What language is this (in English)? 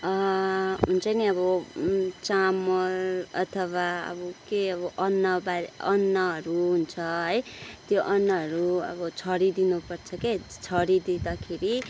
Nepali